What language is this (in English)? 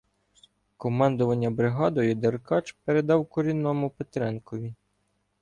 Ukrainian